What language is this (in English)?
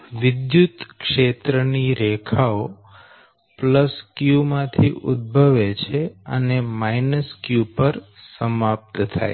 Gujarati